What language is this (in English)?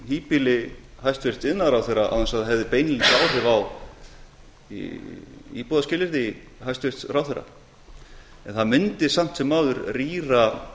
Icelandic